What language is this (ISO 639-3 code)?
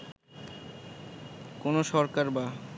ben